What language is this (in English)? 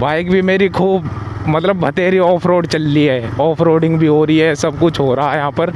Hindi